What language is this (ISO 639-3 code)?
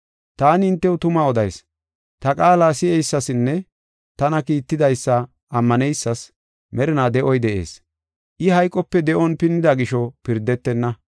gof